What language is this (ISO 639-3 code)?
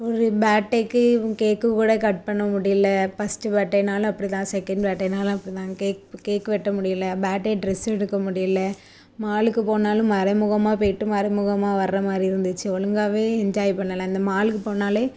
tam